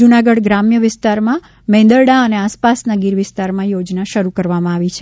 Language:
Gujarati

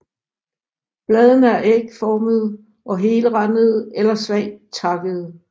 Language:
Danish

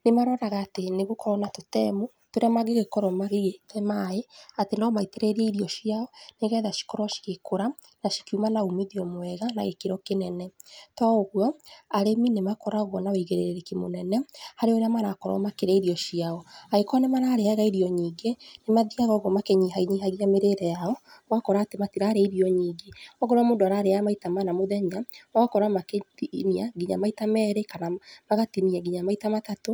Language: Kikuyu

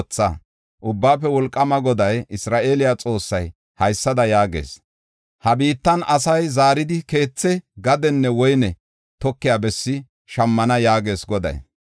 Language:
Gofa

